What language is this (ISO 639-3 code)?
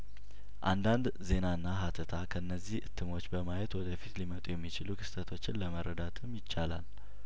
amh